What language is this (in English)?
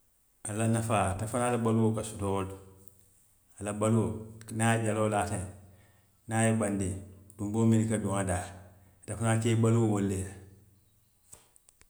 Western Maninkakan